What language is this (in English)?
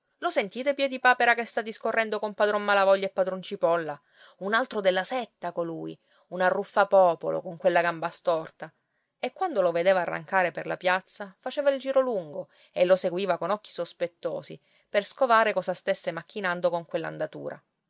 Italian